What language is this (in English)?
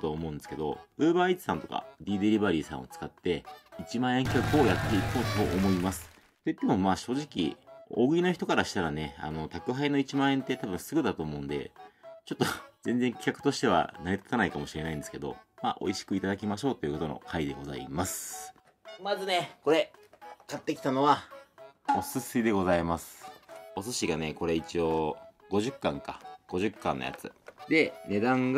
Japanese